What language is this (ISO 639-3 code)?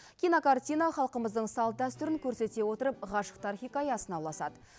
kaz